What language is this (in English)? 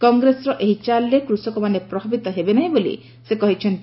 Odia